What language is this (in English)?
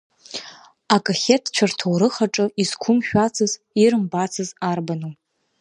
Abkhazian